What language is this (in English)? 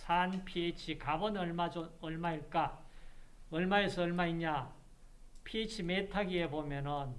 Korean